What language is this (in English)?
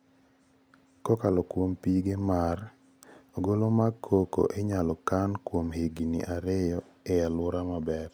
Luo (Kenya and Tanzania)